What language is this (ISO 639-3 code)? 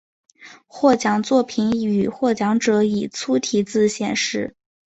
zho